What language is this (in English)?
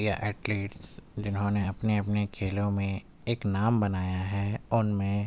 Urdu